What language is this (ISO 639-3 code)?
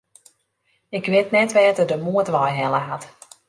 fry